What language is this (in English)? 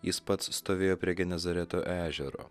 Lithuanian